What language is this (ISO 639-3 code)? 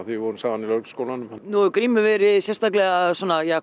isl